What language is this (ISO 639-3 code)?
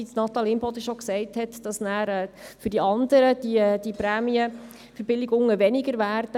gsw